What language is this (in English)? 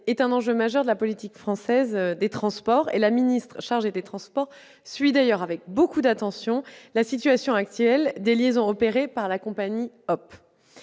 French